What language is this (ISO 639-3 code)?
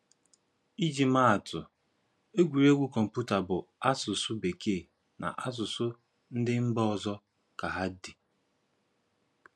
ibo